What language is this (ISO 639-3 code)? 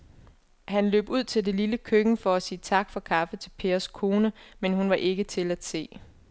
dan